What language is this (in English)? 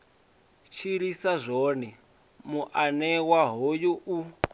Venda